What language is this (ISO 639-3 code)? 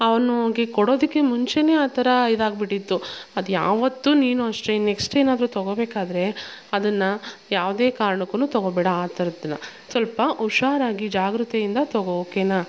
kan